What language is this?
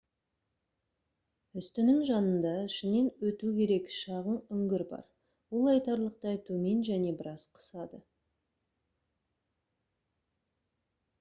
Kazakh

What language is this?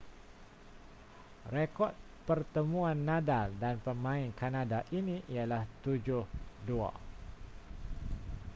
Malay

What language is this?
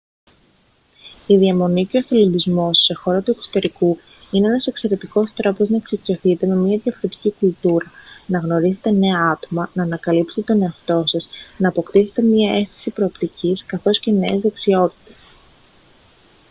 Greek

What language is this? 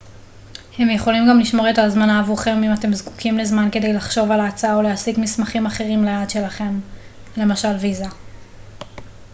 Hebrew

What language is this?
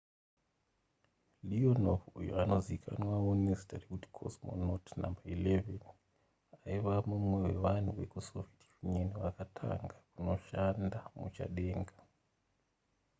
Shona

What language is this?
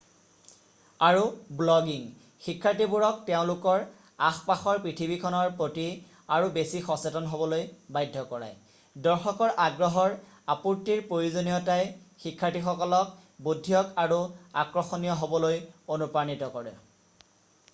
Assamese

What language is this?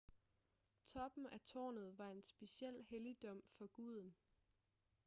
Danish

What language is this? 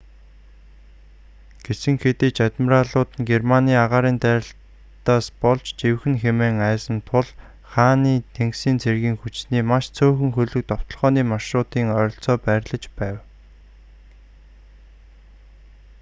Mongolian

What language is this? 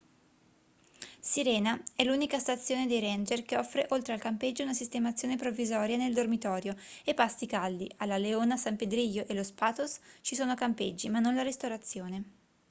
Italian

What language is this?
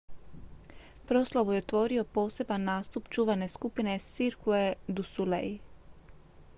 Croatian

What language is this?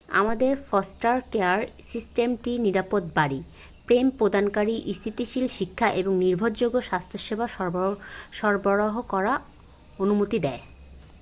Bangla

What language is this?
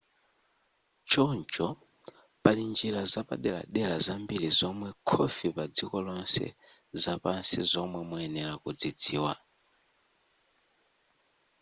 Nyanja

